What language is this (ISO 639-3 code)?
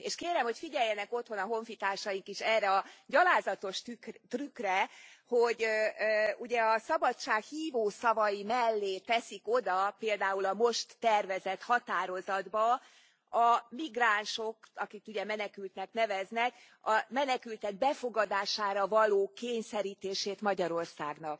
hun